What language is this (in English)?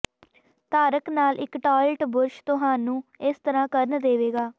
Punjabi